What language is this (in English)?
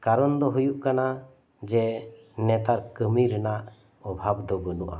Santali